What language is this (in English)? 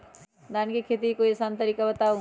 Magahi